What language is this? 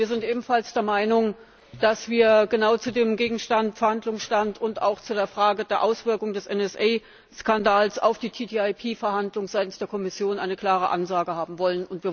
German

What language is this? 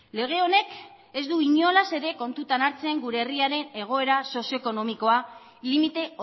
Basque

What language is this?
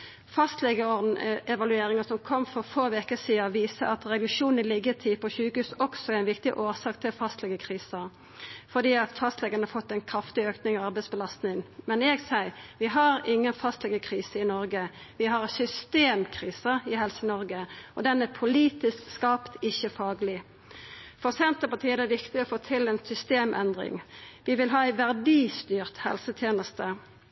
Norwegian Nynorsk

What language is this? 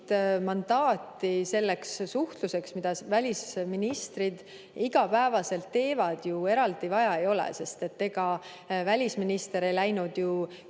Estonian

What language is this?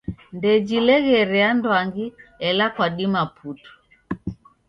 Taita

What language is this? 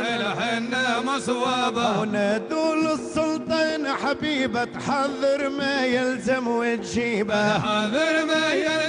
Arabic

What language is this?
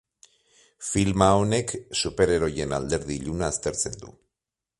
Basque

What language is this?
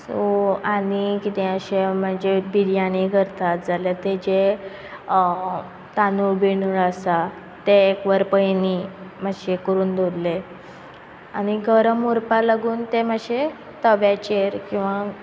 Konkani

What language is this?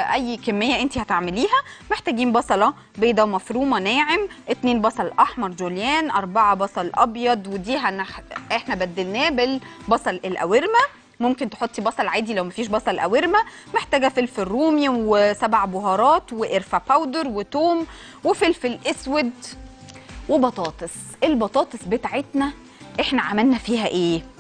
Arabic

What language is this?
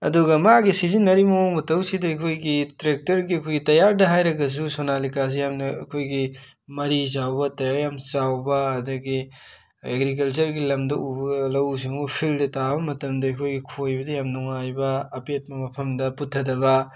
Manipuri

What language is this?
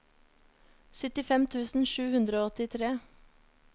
Norwegian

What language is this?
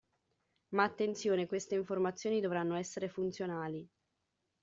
Italian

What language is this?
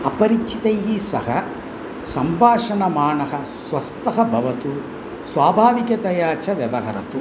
Sanskrit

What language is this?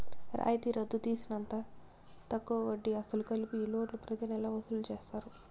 Telugu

